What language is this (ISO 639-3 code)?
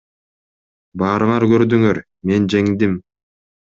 kir